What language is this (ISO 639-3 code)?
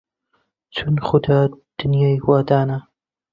ckb